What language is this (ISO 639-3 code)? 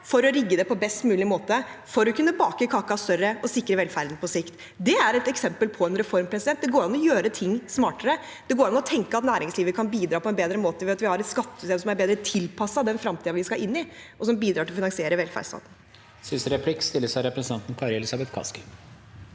nor